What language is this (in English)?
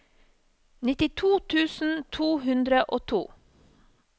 Norwegian